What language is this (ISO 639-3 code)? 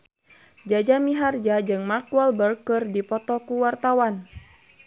sun